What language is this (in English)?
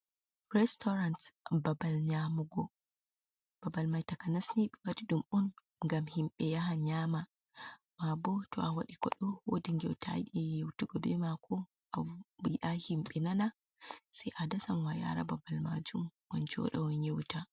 Fula